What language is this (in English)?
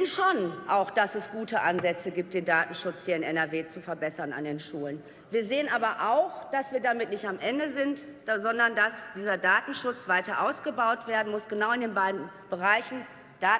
German